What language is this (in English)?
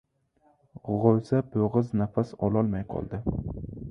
Uzbek